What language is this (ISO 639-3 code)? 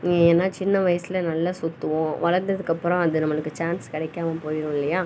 tam